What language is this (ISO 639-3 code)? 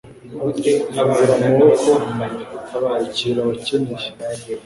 kin